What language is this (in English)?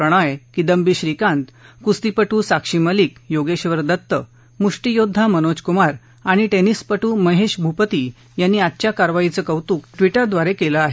Marathi